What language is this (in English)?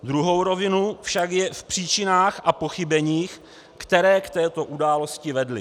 Czech